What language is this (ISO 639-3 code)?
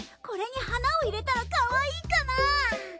jpn